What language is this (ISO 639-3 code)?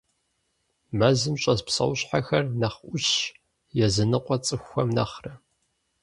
kbd